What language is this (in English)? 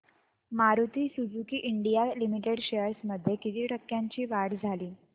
Marathi